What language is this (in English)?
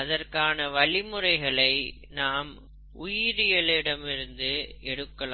Tamil